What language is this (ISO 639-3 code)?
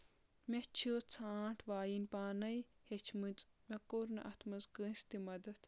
kas